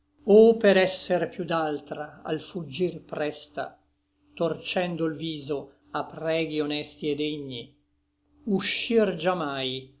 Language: Italian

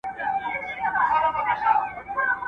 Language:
Pashto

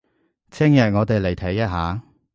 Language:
Cantonese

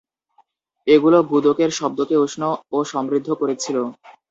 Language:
Bangla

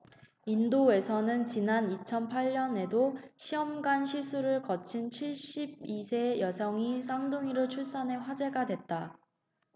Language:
Korean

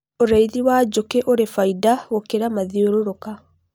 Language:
Kikuyu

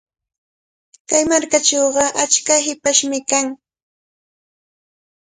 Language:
Cajatambo North Lima Quechua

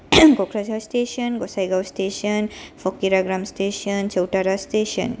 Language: Bodo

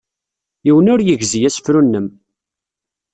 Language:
Kabyle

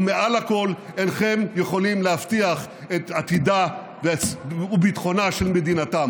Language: Hebrew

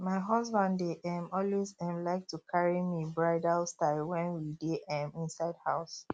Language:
Nigerian Pidgin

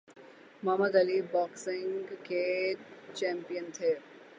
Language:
Urdu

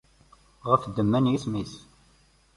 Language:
Kabyle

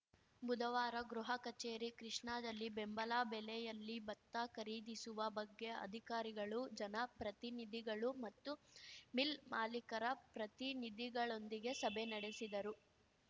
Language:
Kannada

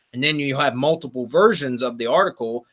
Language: English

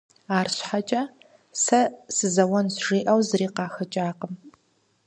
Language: Kabardian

